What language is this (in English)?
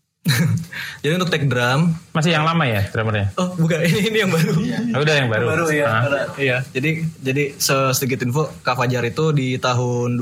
Indonesian